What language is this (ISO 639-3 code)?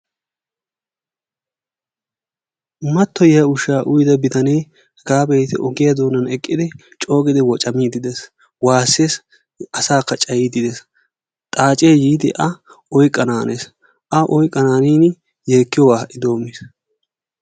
wal